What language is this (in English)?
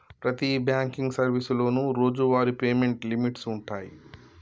Telugu